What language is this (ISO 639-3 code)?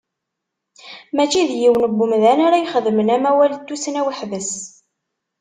kab